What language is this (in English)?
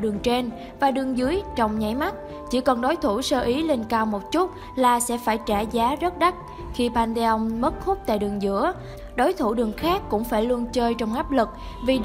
Vietnamese